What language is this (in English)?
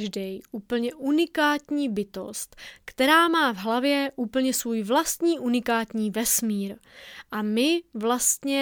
Czech